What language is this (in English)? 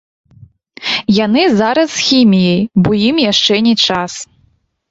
Belarusian